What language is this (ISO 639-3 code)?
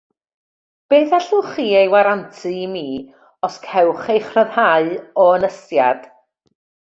cym